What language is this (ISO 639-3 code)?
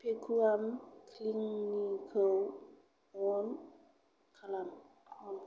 brx